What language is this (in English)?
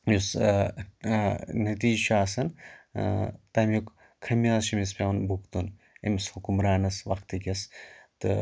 Kashmiri